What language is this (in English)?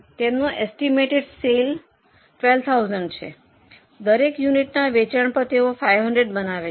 Gujarati